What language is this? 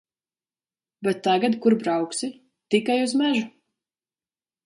Latvian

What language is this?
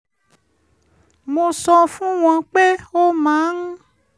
Yoruba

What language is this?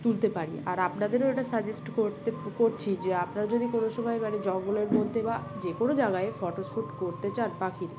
Bangla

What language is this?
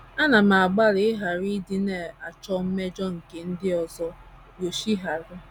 Igbo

